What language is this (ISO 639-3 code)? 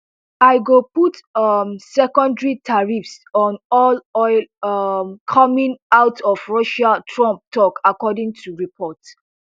pcm